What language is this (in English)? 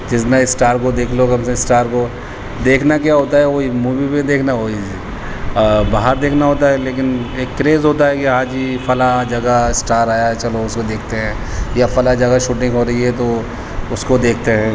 Urdu